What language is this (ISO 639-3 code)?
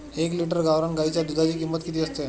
mar